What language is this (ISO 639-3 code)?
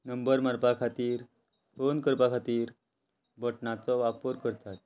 kok